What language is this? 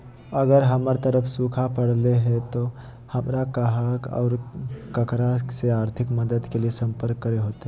Magahi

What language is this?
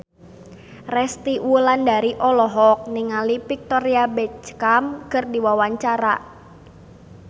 Sundanese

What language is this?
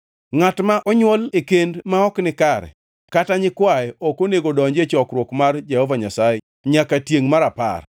Luo (Kenya and Tanzania)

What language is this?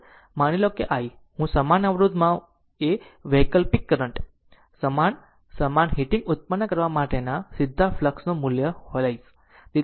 Gujarati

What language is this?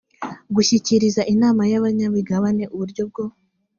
Kinyarwanda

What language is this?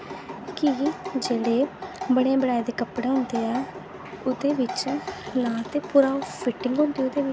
Dogri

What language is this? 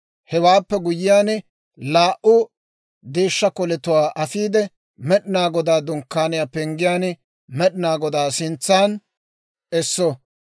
Dawro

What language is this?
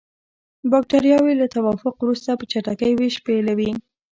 Pashto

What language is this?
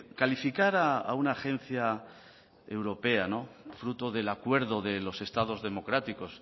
Spanish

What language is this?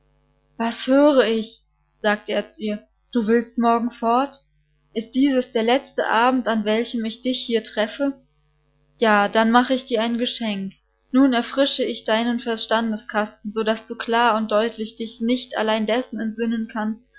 German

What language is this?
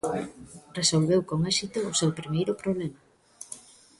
Galician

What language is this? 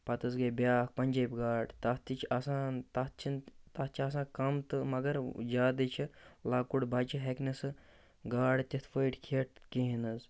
Kashmiri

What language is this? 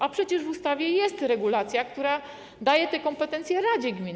Polish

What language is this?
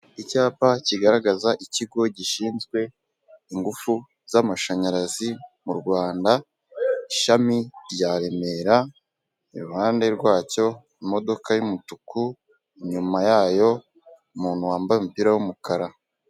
Kinyarwanda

